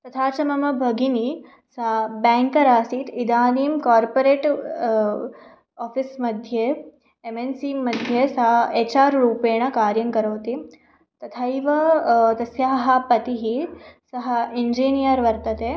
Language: Sanskrit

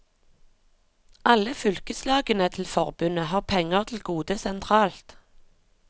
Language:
Norwegian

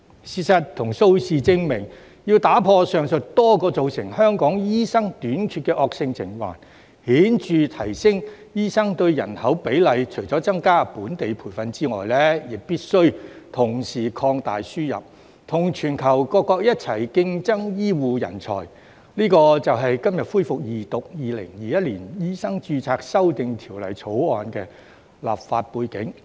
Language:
Cantonese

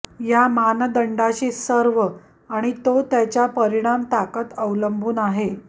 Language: Marathi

